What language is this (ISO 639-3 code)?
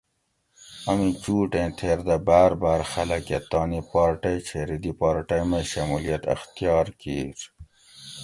gwc